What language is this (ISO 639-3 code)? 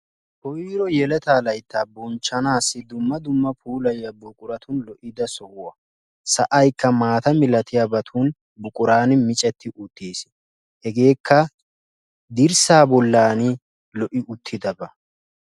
wal